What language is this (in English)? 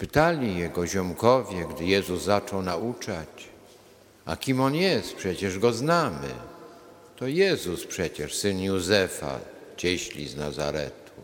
Polish